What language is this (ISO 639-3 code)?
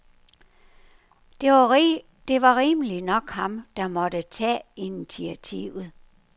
dan